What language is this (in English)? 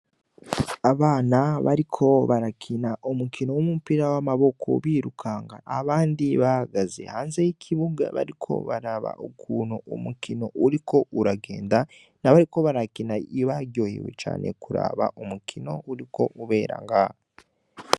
Rundi